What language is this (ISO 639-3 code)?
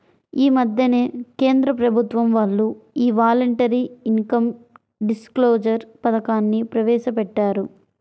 tel